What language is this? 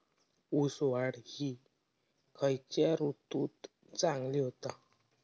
Marathi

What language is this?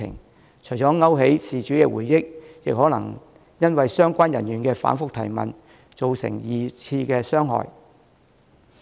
Cantonese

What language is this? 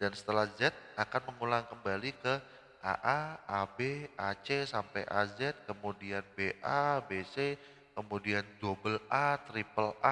Indonesian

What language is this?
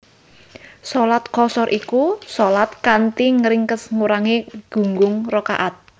Javanese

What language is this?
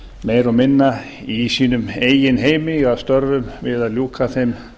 Icelandic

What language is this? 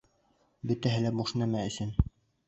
Bashkir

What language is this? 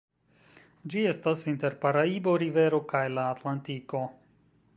Esperanto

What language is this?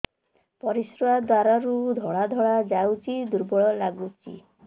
Odia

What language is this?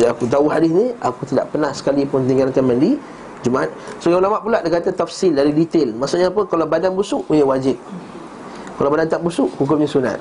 Malay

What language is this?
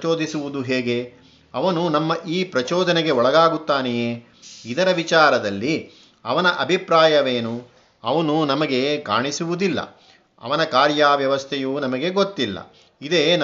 Kannada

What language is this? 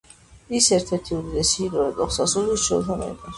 Georgian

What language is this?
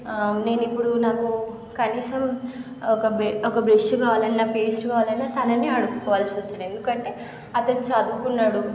Telugu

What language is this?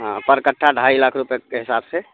Urdu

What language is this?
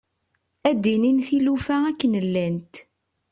Kabyle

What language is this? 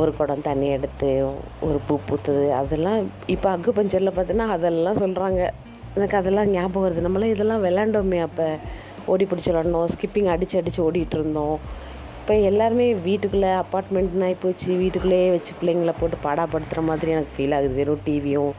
Tamil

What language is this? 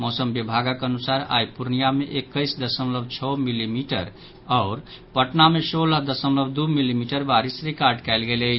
Maithili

